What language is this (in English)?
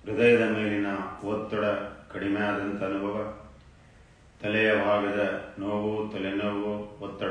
Romanian